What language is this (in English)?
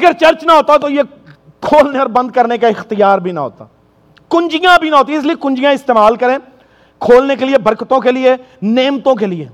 Urdu